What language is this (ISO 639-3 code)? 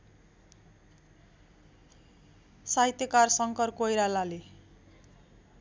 nep